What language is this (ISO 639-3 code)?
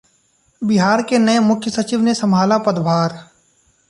hin